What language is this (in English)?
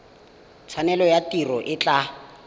Tswana